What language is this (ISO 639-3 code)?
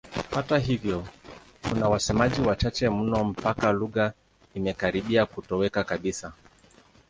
swa